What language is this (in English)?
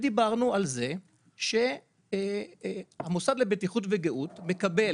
Hebrew